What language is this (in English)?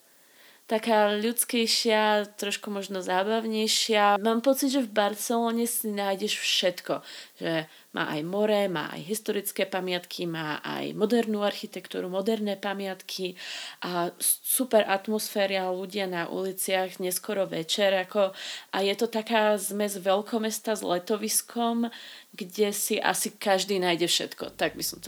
Slovak